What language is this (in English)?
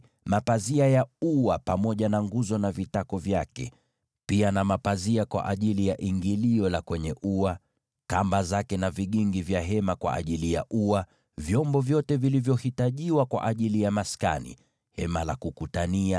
Swahili